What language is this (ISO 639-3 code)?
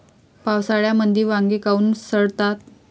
mar